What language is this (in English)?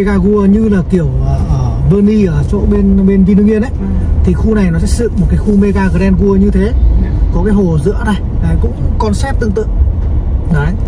Vietnamese